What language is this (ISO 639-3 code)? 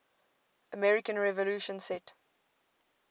eng